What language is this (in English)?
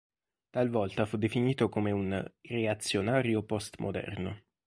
Italian